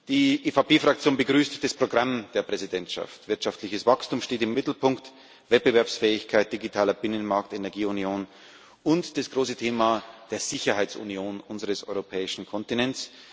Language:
German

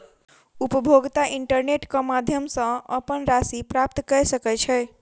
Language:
Maithili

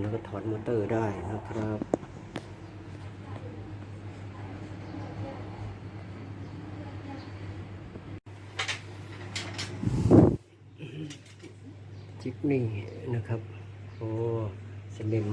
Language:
Thai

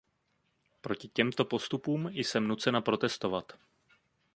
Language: Czech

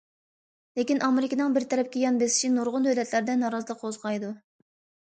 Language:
Uyghur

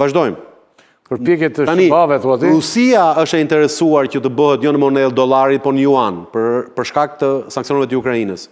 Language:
Romanian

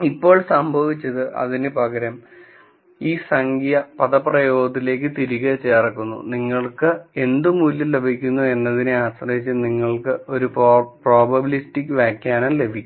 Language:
Malayalam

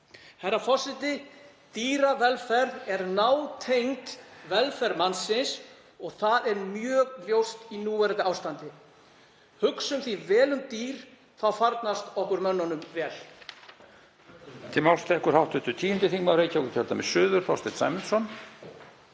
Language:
Icelandic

